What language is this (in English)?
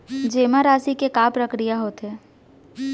Chhattisgarhi